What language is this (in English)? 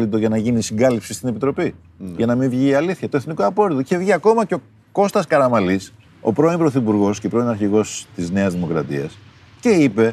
Greek